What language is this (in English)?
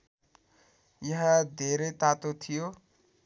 Nepali